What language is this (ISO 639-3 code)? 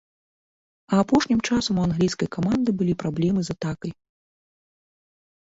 bel